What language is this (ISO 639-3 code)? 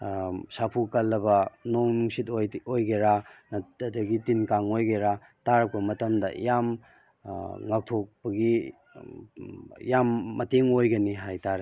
mni